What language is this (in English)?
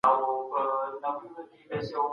Pashto